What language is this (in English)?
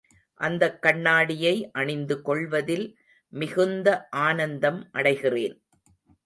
Tamil